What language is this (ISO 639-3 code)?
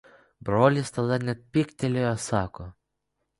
lit